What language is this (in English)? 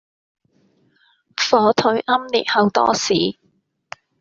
Cantonese